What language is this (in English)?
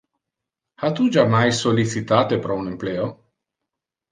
Interlingua